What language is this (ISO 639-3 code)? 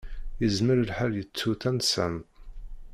kab